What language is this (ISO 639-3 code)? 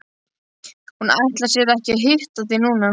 isl